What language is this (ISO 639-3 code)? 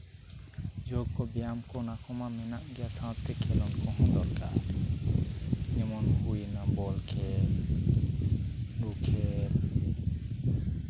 sat